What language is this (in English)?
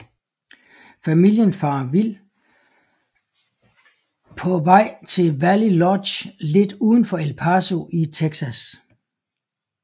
Danish